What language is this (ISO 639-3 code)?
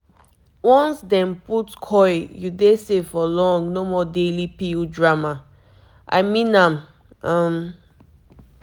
pcm